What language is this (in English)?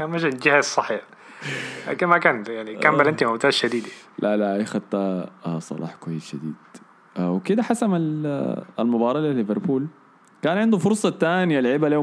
Arabic